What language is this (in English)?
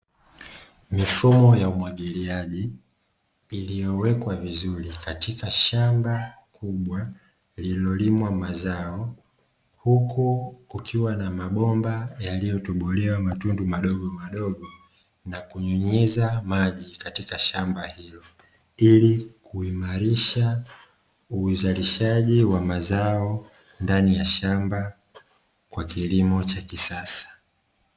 Swahili